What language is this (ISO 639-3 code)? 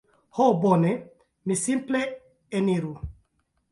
epo